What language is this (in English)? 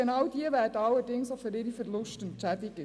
Swiss German